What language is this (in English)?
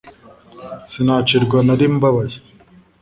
Kinyarwanda